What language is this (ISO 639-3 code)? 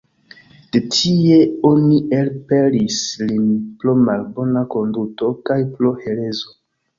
epo